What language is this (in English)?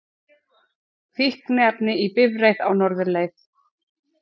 Icelandic